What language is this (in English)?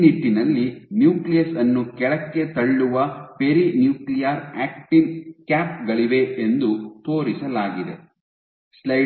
Kannada